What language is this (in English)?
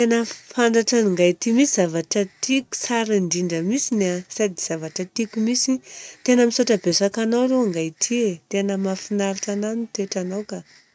Southern Betsimisaraka Malagasy